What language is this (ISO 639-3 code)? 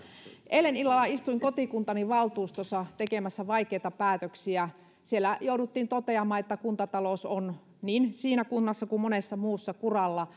fin